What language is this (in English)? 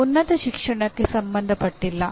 Kannada